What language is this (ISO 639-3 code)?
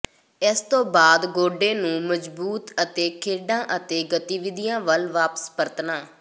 pan